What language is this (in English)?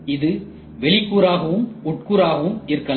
Tamil